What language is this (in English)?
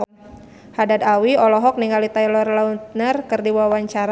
Sundanese